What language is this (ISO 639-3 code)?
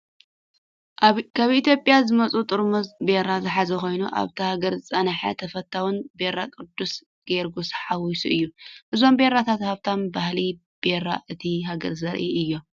tir